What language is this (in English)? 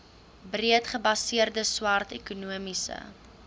Afrikaans